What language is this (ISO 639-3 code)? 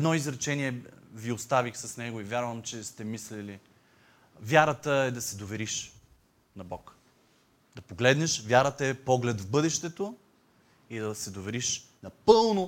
bul